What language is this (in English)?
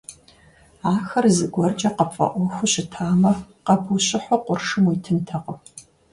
Kabardian